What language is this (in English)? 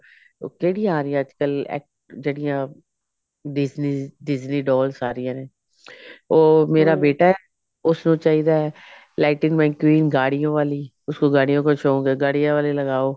Punjabi